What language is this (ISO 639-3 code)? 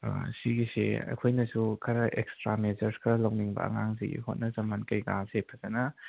mni